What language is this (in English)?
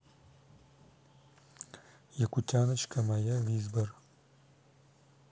Russian